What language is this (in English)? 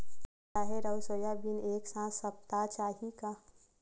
Chhattisgarhi